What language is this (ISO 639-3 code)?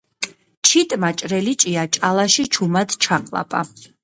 kat